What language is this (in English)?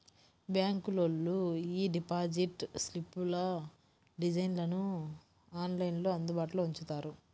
Telugu